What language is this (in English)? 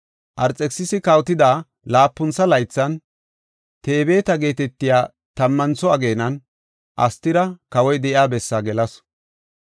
Gofa